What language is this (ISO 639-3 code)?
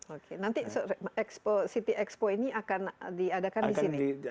ind